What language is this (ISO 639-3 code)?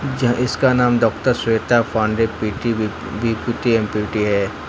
hin